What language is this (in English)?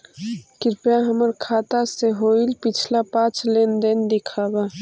Magahi